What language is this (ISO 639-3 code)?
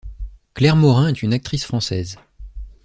fra